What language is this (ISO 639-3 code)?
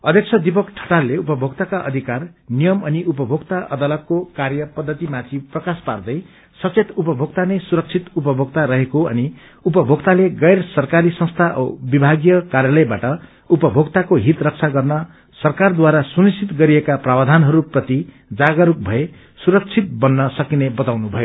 nep